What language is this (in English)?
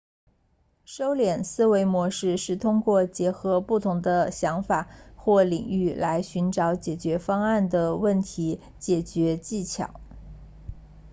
Chinese